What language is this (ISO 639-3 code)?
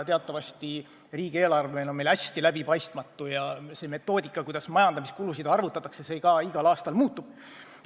est